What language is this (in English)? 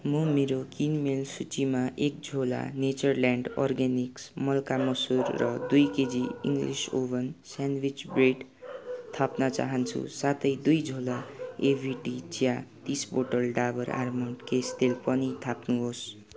Nepali